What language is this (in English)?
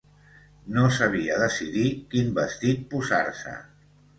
Catalan